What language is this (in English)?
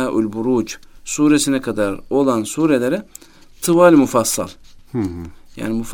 Turkish